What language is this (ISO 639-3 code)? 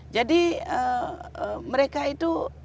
ind